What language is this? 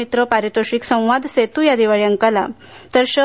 Marathi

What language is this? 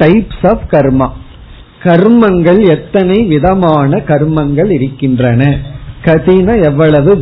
Tamil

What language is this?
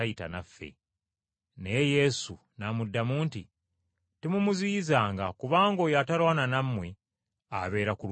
Ganda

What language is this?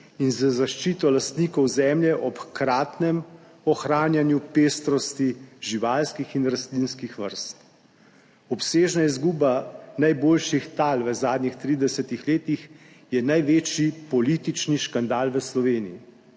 Slovenian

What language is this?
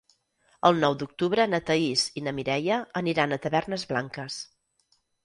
Catalan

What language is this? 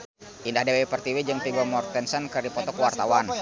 Sundanese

